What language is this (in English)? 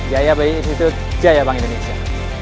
Indonesian